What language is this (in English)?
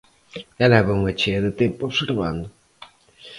Galician